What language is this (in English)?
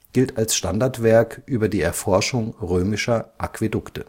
German